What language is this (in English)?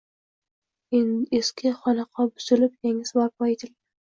Uzbek